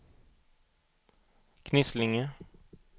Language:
Swedish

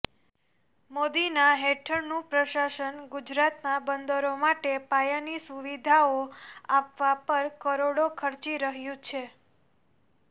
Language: Gujarati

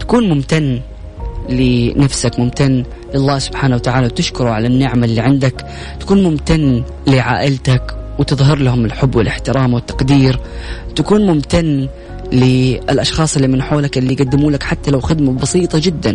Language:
Arabic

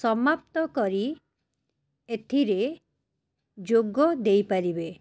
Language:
Odia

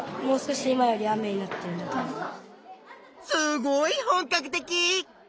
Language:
Japanese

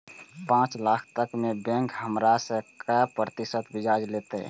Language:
Maithili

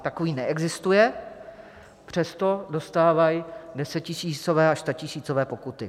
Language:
Czech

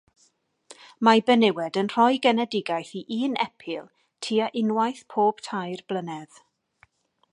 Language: Welsh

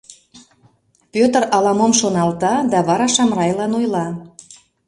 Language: Mari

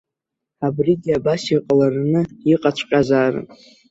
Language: Abkhazian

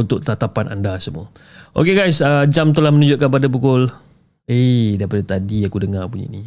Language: Malay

